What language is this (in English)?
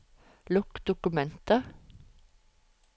Norwegian